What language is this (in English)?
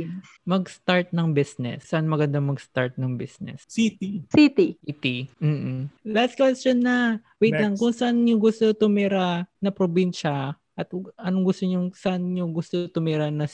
Filipino